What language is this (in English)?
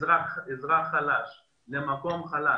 Hebrew